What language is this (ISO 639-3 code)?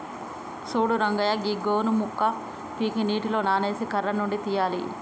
tel